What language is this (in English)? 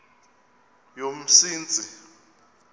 Xhosa